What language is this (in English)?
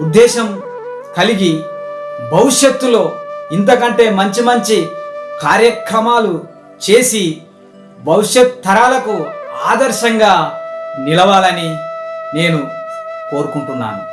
Telugu